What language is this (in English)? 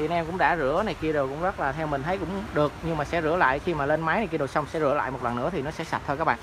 Vietnamese